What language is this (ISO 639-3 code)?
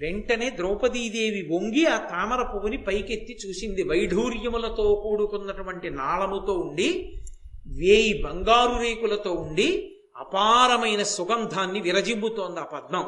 tel